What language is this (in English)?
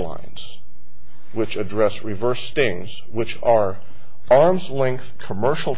English